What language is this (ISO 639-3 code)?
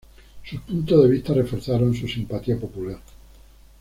spa